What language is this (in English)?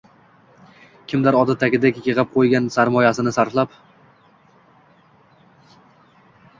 Uzbek